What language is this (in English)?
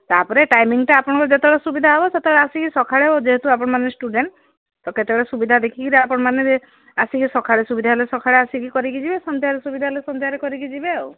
Odia